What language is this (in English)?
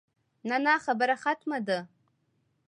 Pashto